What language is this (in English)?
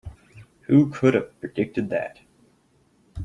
English